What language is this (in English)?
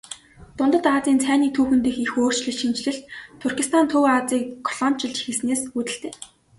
Mongolian